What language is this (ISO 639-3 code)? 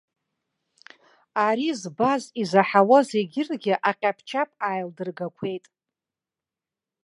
abk